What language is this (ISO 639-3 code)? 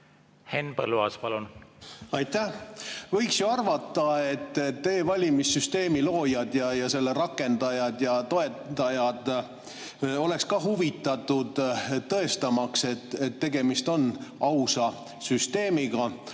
est